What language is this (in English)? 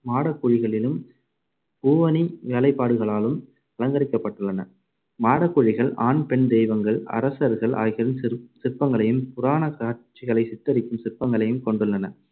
Tamil